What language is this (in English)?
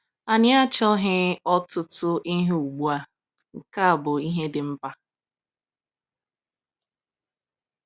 Igbo